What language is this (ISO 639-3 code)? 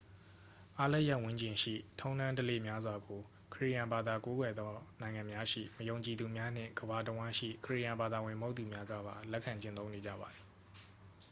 mya